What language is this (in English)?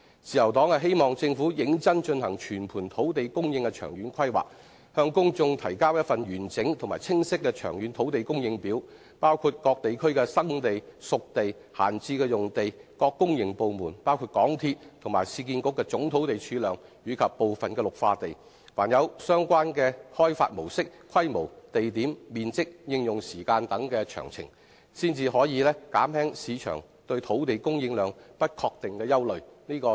Cantonese